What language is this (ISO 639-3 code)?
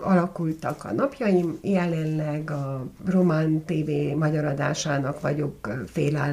hun